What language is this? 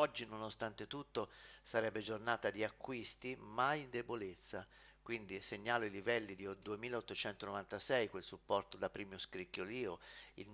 Italian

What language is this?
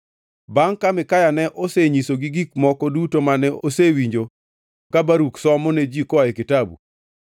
Luo (Kenya and Tanzania)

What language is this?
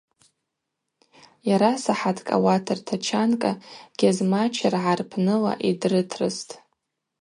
Abaza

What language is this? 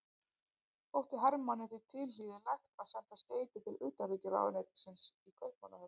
Icelandic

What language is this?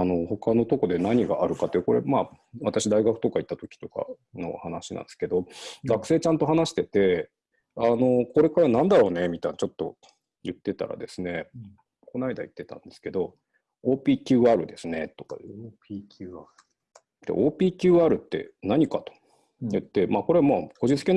Japanese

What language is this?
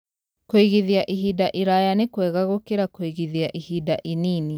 Kikuyu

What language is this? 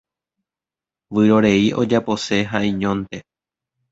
Guarani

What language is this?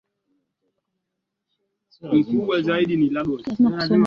Swahili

